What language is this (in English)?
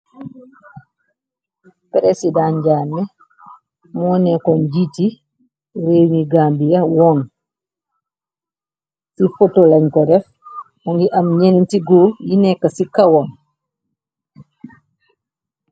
Wolof